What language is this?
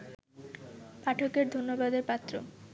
Bangla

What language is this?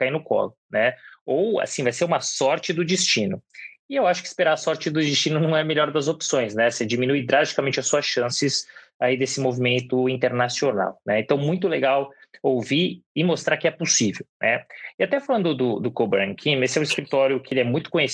Portuguese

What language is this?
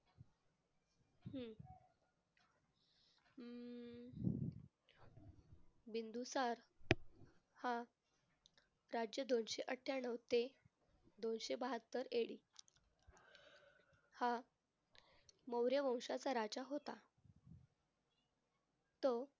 Marathi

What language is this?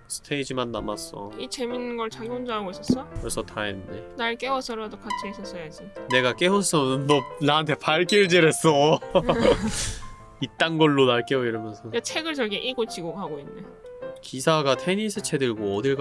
Korean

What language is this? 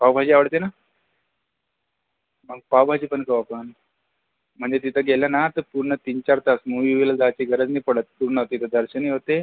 Marathi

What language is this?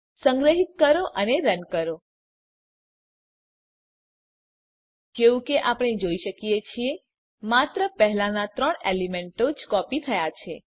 Gujarati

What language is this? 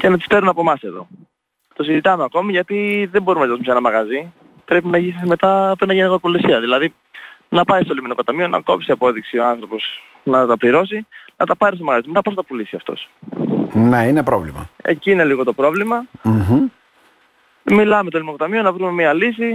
Greek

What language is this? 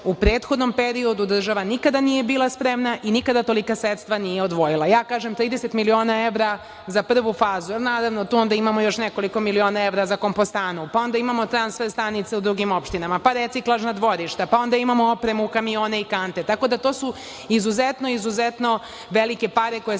Serbian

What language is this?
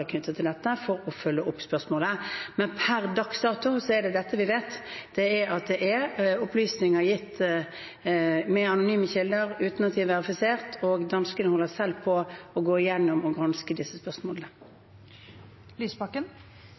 Norwegian Bokmål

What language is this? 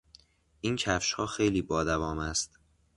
Persian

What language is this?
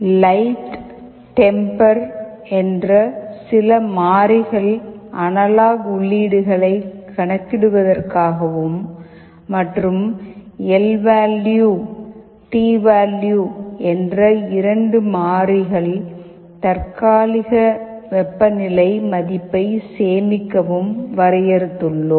Tamil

